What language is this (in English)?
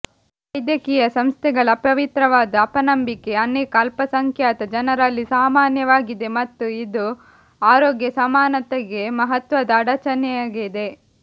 Kannada